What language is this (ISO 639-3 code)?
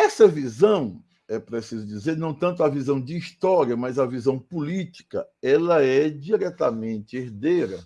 por